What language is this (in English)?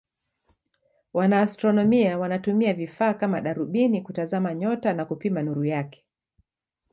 Swahili